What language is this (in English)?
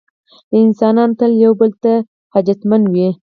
Pashto